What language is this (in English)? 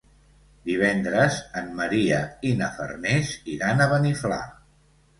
Catalan